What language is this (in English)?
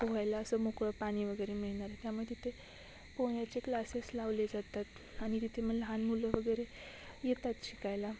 Marathi